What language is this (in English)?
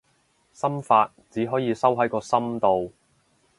Cantonese